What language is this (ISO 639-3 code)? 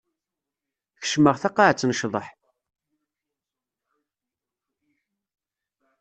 kab